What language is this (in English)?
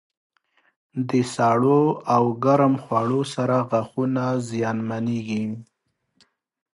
Pashto